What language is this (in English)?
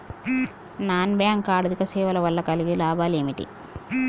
Telugu